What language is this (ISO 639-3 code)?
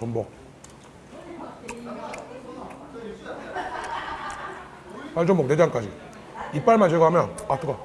kor